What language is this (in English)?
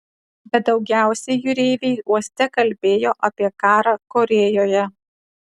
Lithuanian